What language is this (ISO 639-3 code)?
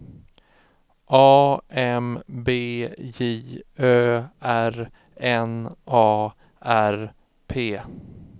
swe